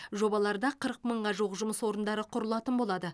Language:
Kazakh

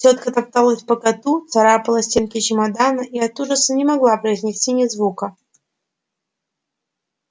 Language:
Russian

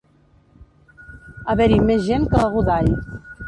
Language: Catalan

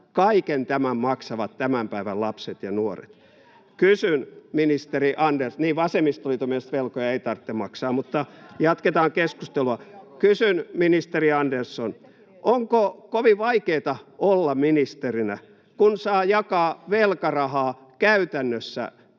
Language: Finnish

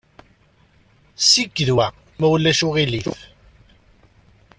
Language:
Kabyle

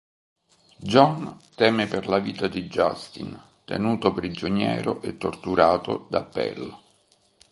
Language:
Italian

